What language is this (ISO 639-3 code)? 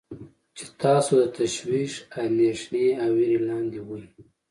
pus